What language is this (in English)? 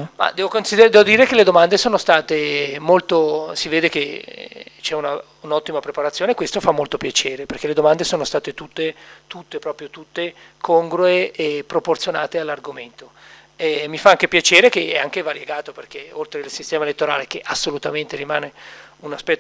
Italian